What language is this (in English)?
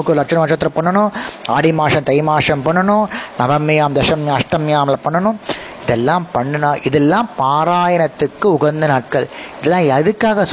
Tamil